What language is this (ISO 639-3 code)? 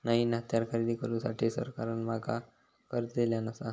mar